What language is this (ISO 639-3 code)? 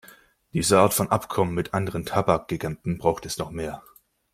deu